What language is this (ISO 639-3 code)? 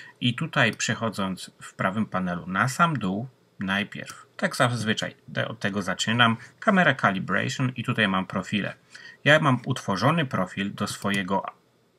pol